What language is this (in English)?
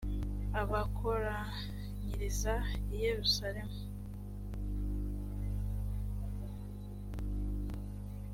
Kinyarwanda